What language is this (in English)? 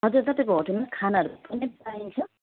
Nepali